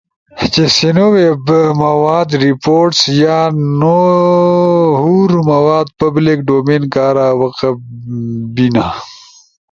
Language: Ushojo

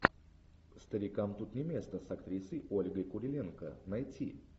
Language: Russian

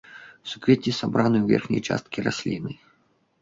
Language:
Belarusian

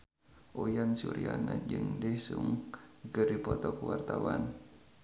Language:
Sundanese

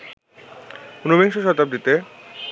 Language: Bangla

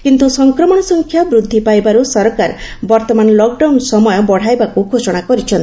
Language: Odia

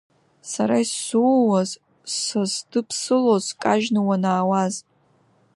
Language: Abkhazian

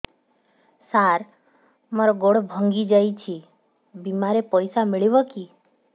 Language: Odia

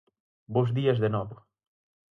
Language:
Galician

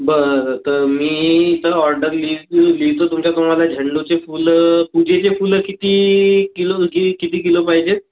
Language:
Marathi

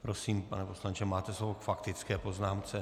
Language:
Czech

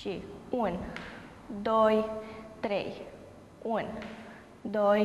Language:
Romanian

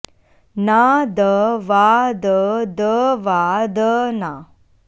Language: Sanskrit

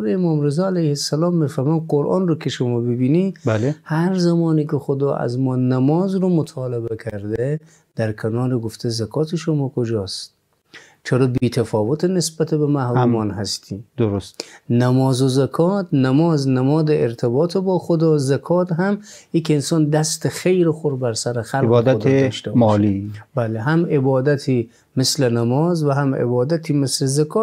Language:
Persian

